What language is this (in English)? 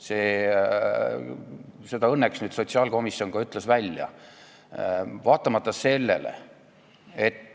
Estonian